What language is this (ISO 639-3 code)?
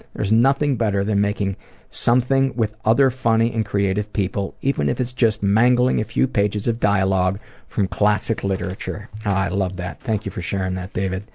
eng